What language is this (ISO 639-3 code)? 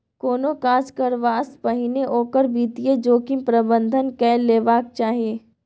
mai